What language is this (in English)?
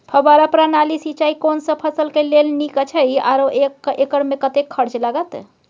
Maithili